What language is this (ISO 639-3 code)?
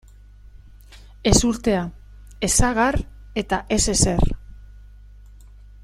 eus